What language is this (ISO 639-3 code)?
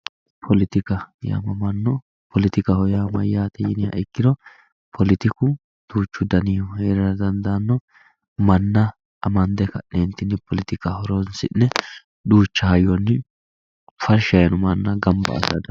sid